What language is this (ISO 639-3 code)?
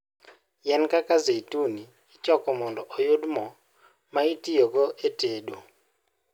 luo